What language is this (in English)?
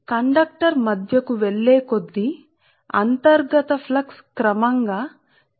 Telugu